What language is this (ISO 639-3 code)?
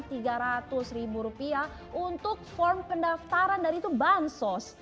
ind